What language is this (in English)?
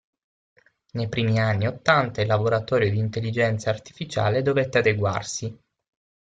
Italian